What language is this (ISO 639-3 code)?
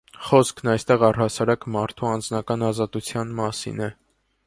hye